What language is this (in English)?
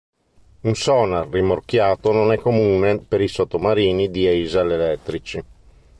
Italian